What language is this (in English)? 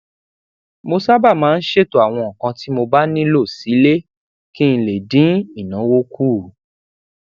Yoruba